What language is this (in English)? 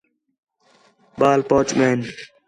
Khetrani